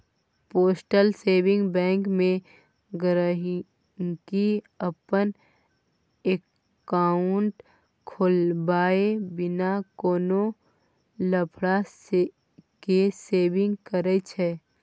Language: Maithili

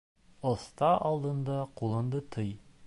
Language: Bashkir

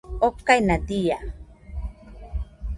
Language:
Nüpode Huitoto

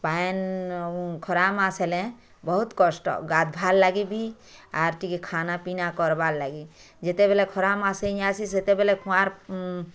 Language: Odia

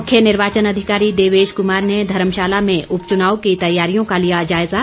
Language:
Hindi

